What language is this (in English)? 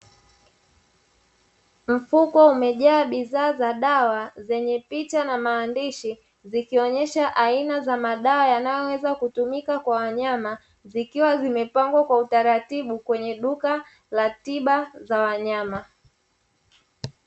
Swahili